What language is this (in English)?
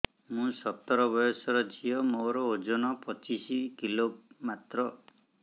Odia